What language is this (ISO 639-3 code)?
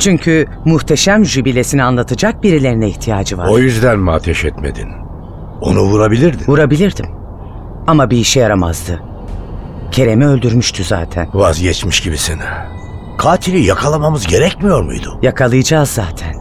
tur